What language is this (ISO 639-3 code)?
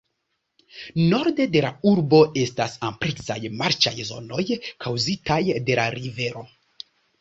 epo